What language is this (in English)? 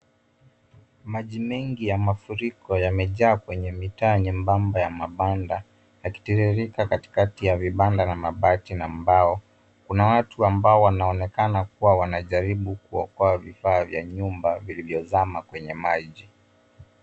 Swahili